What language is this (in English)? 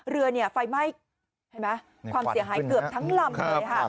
Thai